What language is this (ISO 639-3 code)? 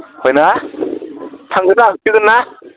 brx